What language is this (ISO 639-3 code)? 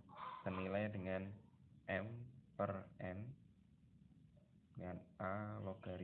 ind